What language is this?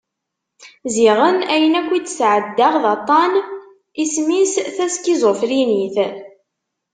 Kabyle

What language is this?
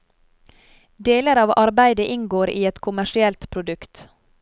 Norwegian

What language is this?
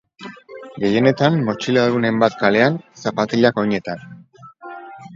Basque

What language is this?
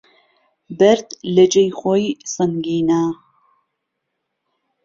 Central Kurdish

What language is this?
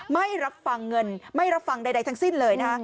Thai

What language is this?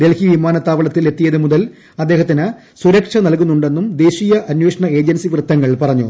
Malayalam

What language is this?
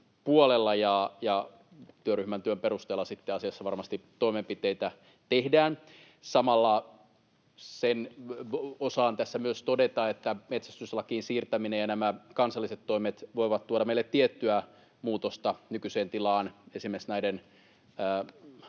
Finnish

